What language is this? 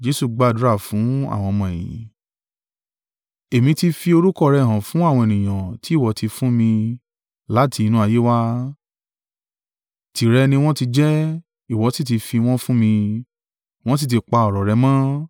Yoruba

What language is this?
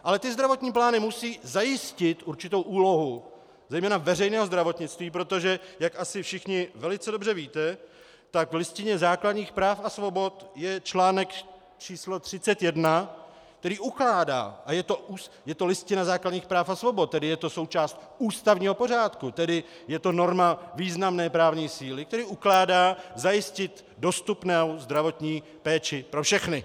Czech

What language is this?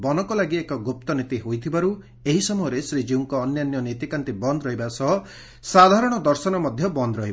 Odia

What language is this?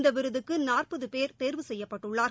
Tamil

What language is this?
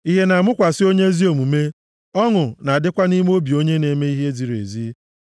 Igbo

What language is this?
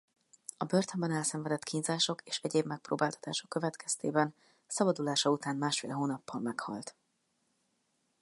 Hungarian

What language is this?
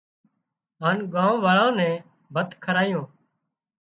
Wadiyara Koli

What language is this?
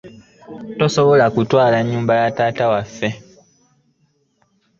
Ganda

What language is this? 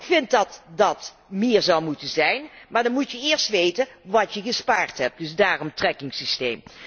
Dutch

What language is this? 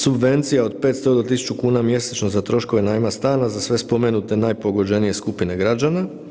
Croatian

